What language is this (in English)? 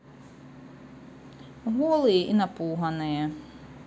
Russian